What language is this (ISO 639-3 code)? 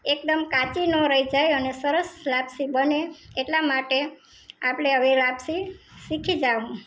guj